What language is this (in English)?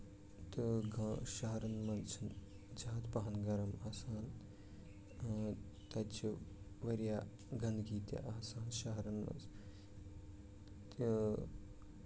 Kashmiri